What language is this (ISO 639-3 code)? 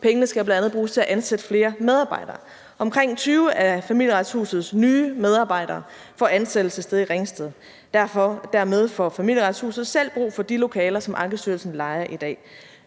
dan